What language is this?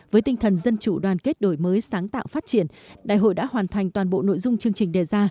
Vietnamese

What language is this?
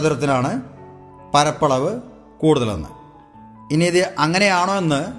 Malayalam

